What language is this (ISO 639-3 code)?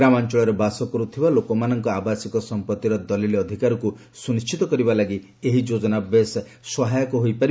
ori